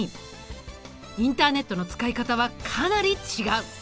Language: Japanese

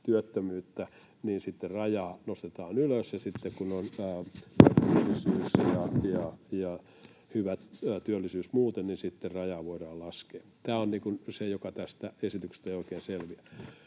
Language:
Finnish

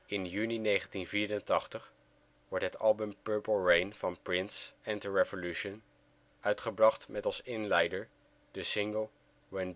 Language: Dutch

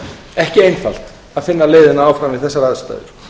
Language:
Icelandic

